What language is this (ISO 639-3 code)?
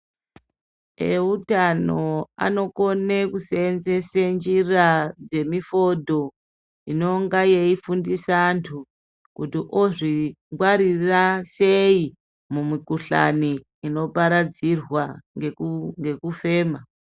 ndc